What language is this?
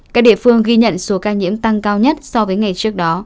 Vietnamese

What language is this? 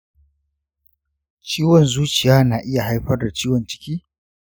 Hausa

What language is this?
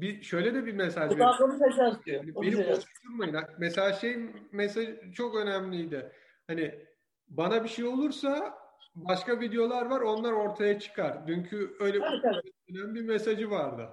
Turkish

